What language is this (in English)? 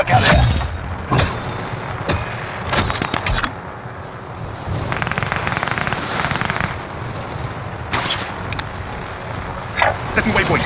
English